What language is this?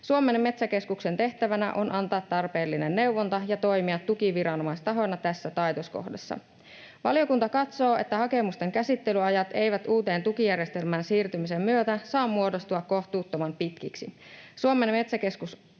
Finnish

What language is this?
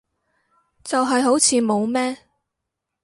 Cantonese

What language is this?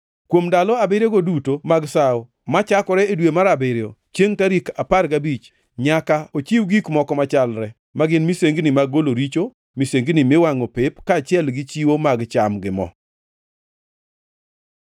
Luo (Kenya and Tanzania)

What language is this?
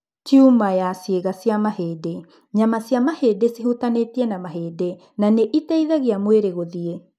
Kikuyu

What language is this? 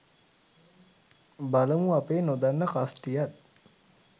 Sinhala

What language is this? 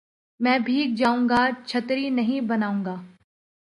Urdu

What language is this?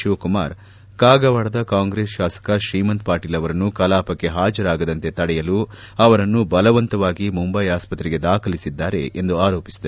Kannada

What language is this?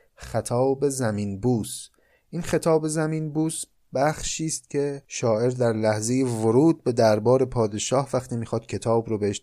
Persian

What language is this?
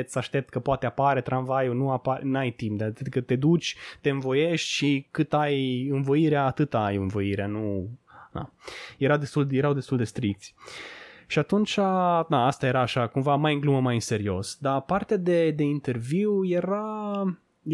Romanian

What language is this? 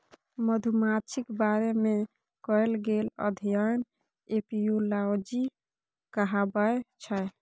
Maithili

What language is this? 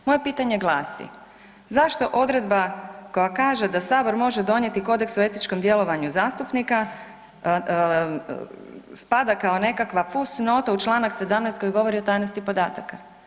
Croatian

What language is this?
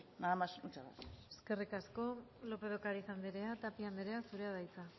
Basque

